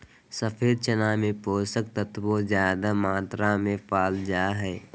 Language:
Magahi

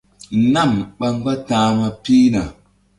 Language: Mbum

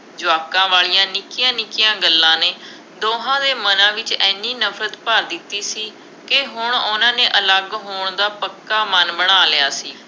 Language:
Punjabi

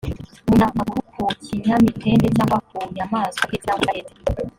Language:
Kinyarwanda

